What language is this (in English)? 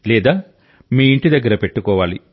Telugu